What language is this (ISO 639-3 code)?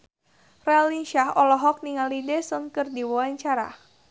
sun